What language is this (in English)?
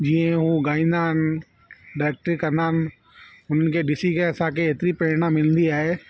Sindhi